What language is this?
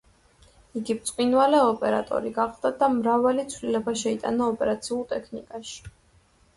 Georgian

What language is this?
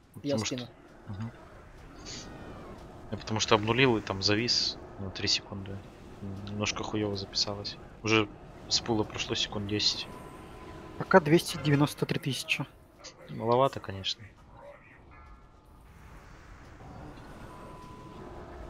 Russian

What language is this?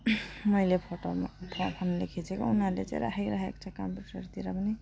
Nepali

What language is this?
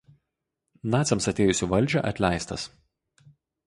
Lithuanian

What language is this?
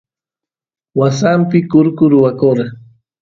Santiago del Estero Quichua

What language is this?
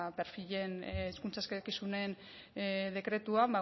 Basque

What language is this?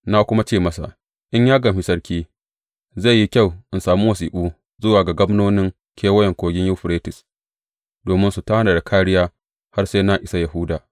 Hausa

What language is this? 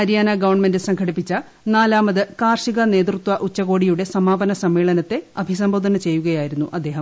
Malayalam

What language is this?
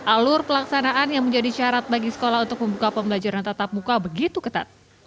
Indonesian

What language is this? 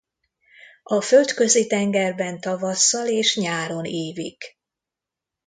Hungarian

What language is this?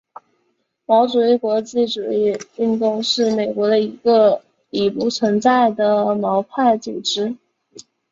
Chinese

